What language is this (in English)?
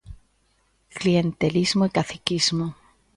Galician